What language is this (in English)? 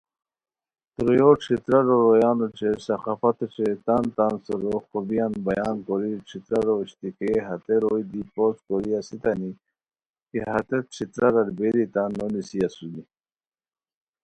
Khowar